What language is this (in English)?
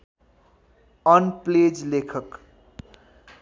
Nepali